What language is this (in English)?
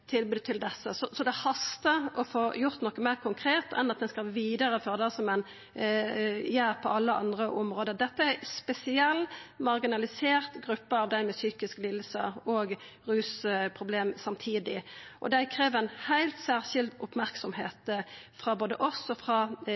Norwegian Nynorsk